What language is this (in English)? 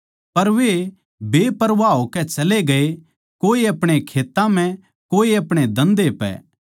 Haryanvi